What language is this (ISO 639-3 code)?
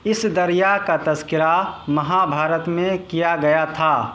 urd